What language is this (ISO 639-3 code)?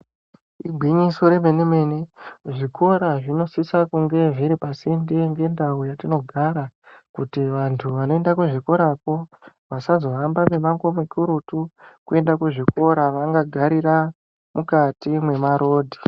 ndc